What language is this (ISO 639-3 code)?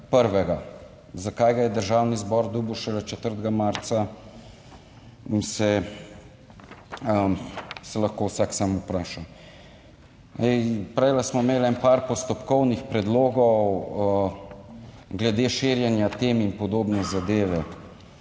slv